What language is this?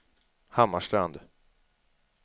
Swedish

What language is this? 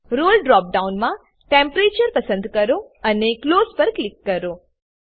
Gujarati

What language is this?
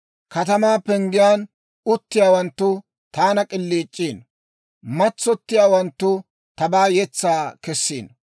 Dawro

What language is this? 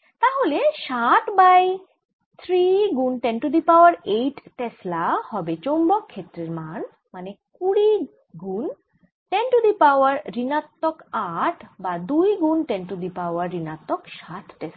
Bangla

